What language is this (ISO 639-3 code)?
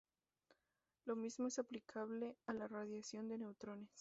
spa